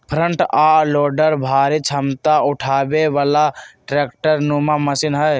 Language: Magahi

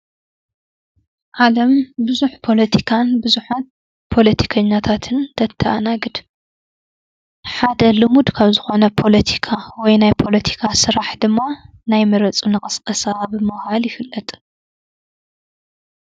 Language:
Tigrinya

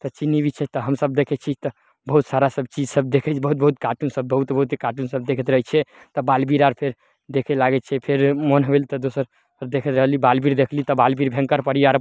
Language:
Maithili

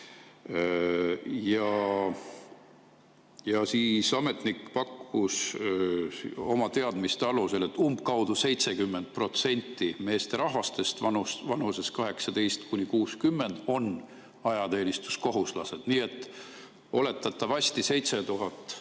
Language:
Estonian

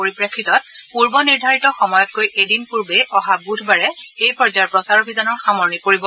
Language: Assamese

